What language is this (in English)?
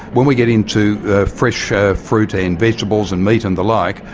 English